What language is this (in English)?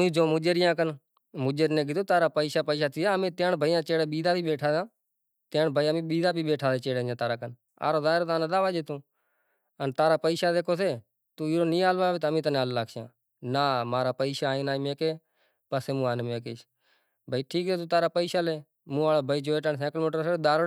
Kachi Koli